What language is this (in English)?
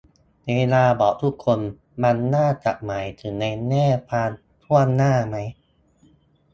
Thai